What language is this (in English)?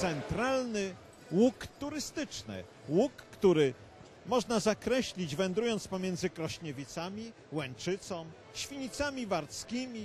Polish